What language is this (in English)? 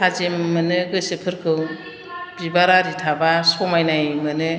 Bodo